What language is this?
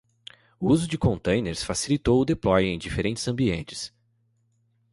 Portuguese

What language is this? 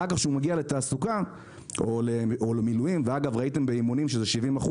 Hebrew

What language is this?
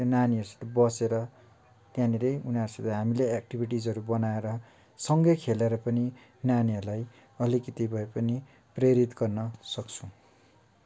Nepali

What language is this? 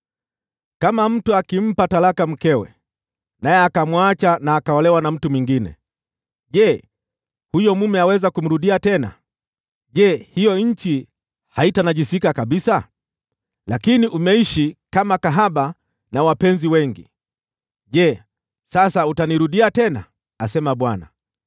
Swahili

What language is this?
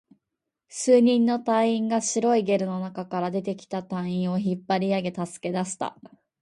Japanese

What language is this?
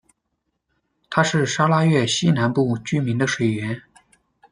Chinese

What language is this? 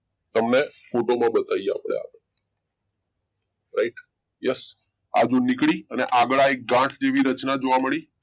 Gujarati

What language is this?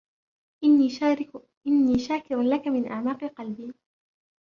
Arabic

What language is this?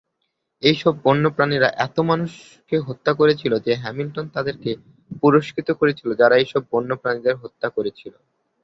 Bangla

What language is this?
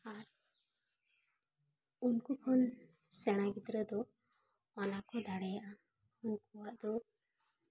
Santali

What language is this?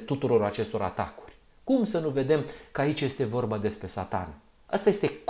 Romanian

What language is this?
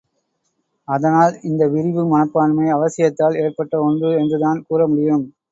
Tamil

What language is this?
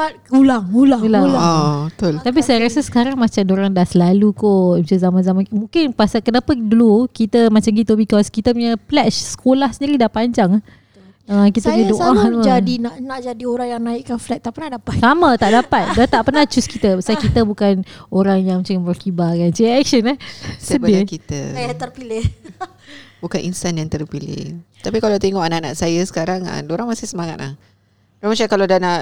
Malay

